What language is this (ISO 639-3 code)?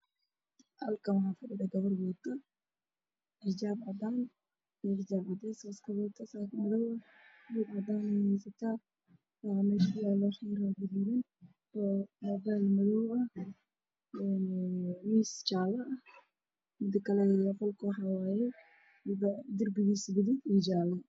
som